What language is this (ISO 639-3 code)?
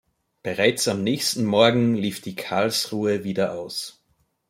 deu